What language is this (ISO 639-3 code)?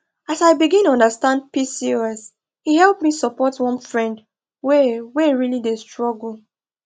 pcm